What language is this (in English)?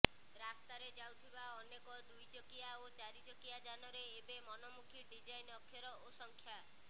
Odia